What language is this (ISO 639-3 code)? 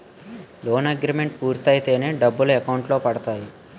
tel